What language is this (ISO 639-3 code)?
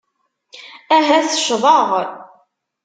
kab